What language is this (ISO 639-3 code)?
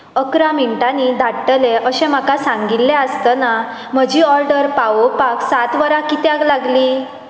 kok